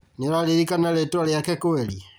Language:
Kikuyu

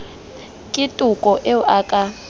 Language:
Southern Sotho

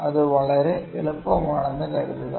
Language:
Malayalam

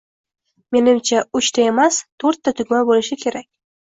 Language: Uzbek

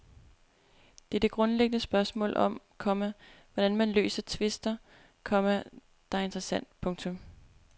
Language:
Danish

